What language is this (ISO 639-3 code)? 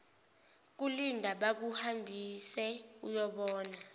zul